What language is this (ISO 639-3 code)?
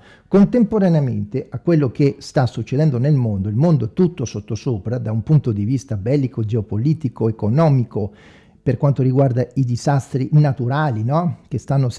ita